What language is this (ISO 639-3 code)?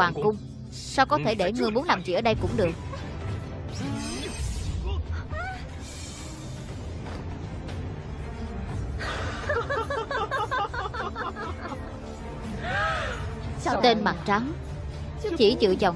vie